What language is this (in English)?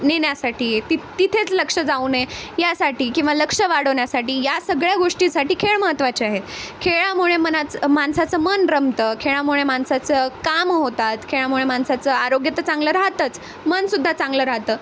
Marathi